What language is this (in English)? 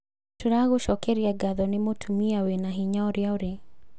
Kikuyu